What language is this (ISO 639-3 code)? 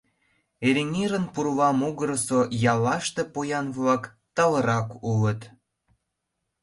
chm